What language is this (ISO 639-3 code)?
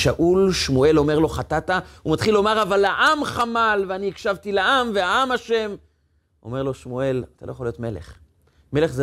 heb